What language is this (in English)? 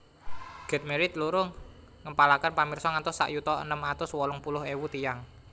Javanese